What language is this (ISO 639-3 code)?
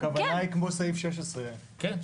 heb